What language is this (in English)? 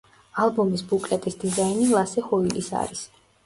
Georgian